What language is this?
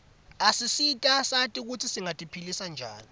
Swati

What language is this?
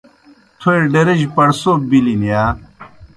Kohistani Shina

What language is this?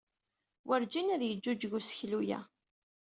Kabyle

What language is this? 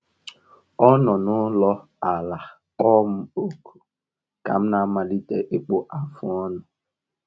Igbo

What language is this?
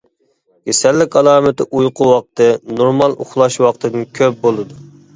Uyghur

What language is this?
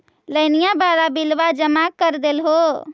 Magahi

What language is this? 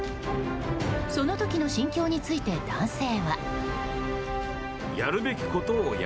Japanese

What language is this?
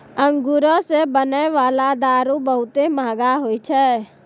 Maithili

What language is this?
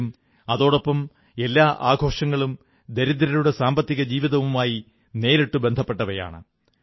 Malayalam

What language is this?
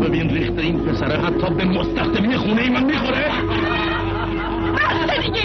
Persian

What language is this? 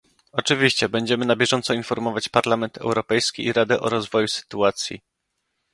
Polish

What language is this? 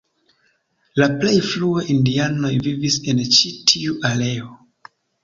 Esperanto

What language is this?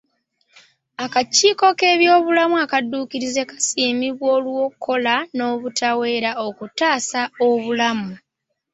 Ganda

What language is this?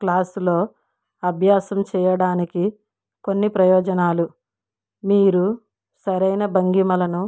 Telugu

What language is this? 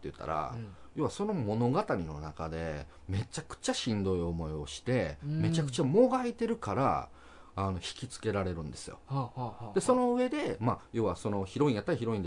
Japanese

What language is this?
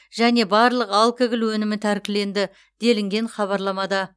Kazakh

